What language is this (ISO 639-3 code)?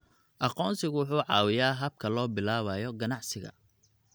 som